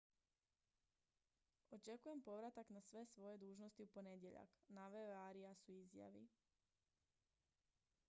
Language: Croatian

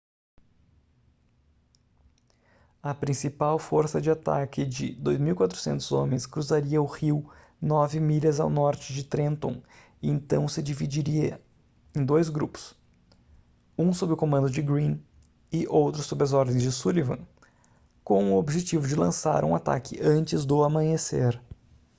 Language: Portuguese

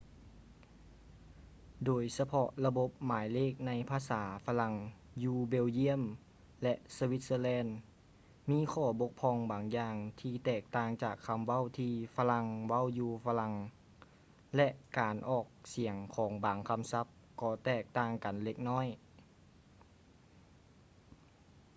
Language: Lao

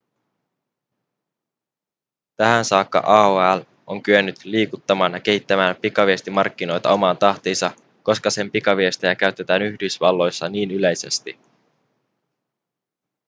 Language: Finnish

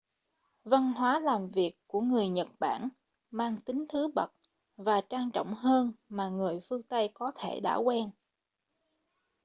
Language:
Vietnamese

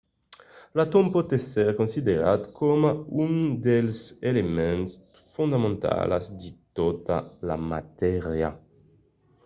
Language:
Occitan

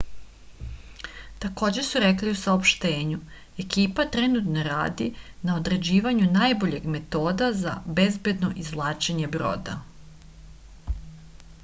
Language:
Serbian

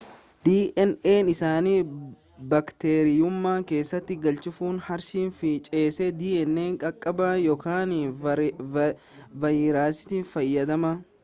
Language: Oromo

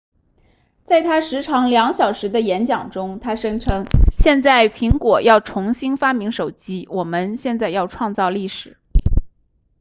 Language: Chinese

